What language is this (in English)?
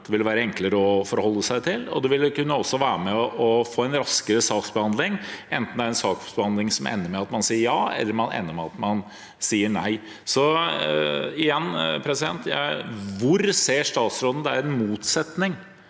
Norwegian